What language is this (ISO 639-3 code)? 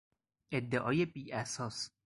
fas